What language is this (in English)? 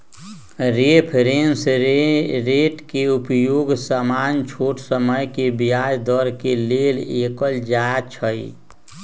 Magahi